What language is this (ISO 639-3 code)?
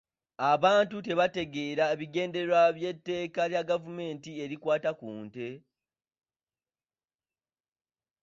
lug